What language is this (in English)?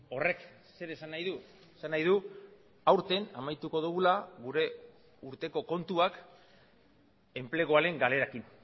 Basque